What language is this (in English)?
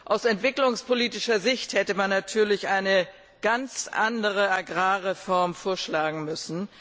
German